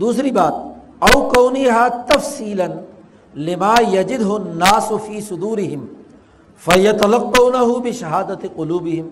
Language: Urdu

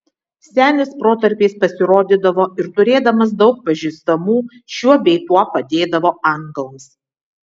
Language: Lithuanian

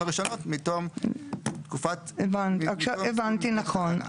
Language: Hebrew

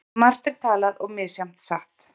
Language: Icelandic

